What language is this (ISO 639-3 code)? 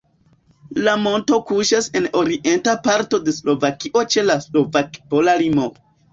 epo